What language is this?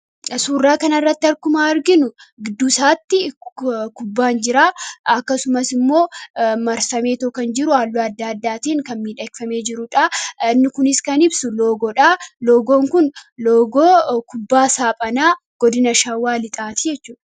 Oromo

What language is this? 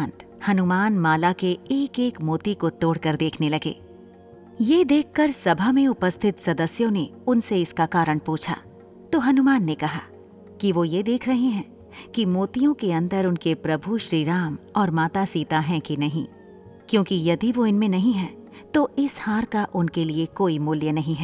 Hindi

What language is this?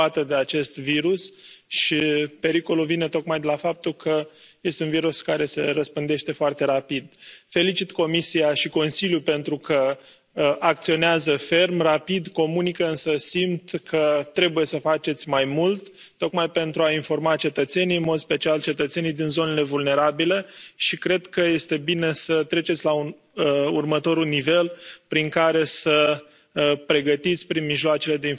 Romanian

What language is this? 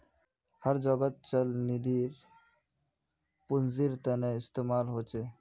Magahi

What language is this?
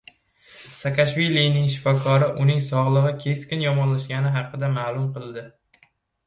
Uzbek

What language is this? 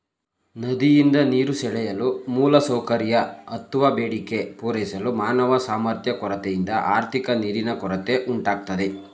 Kannada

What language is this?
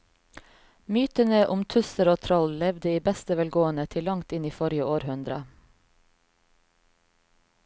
Norwegian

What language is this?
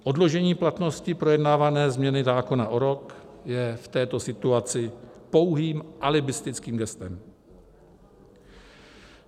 Czech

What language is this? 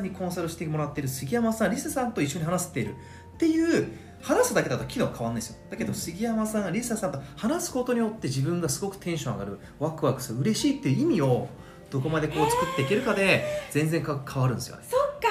Japanese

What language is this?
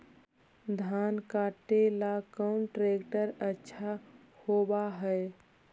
Magahi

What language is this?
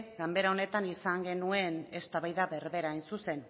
Basque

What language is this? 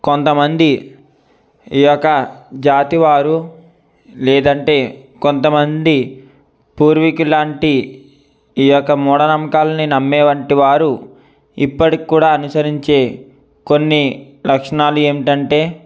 Telugu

